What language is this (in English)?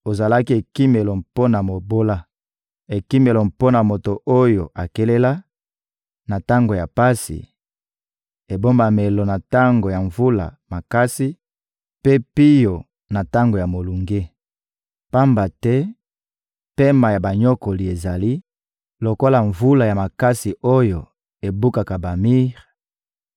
Lingala